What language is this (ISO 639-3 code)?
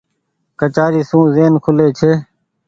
gig